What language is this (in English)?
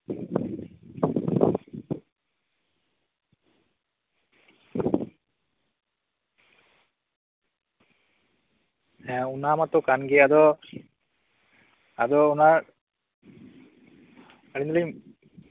Santali